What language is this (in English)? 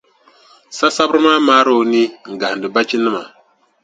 Dagbani